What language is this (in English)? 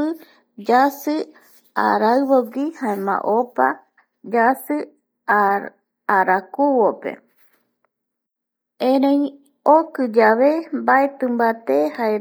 Eastern Bolivian Guaraní